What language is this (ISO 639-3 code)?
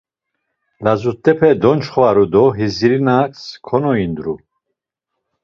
lzz